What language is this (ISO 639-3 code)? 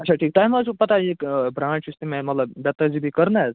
kas